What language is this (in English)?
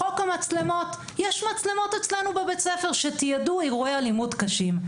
Hebrew